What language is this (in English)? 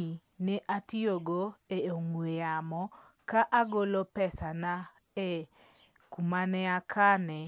Luo (Kenya and Tanzania)